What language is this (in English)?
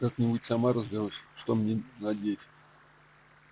Russian